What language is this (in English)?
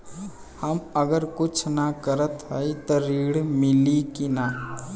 Bhojpuri